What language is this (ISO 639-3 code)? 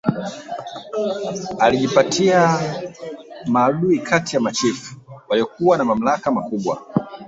swa